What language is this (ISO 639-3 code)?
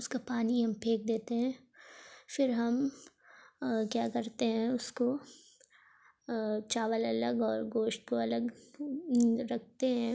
urd